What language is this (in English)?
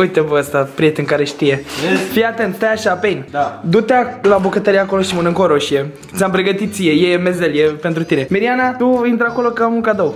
Romanian